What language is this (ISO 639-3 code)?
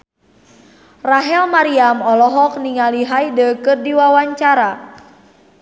sun